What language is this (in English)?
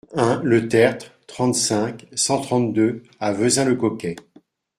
French